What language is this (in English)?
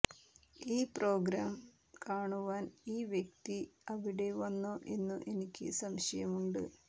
Malayalam